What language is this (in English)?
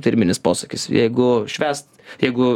Lithuanian